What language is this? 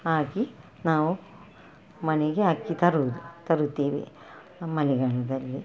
Kannada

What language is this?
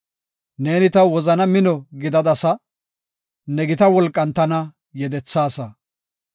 Gofa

